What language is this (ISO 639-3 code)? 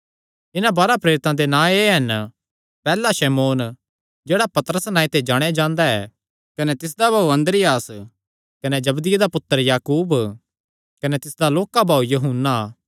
xnr